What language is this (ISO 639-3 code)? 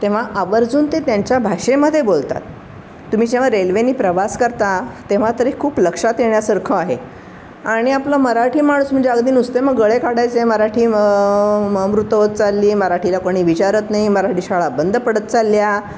mar